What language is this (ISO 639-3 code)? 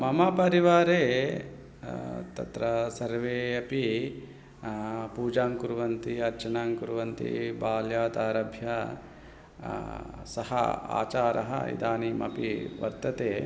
san